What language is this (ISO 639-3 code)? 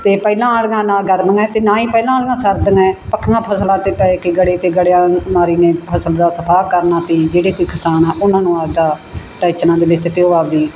pan